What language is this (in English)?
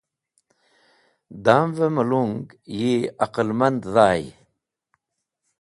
Wakhi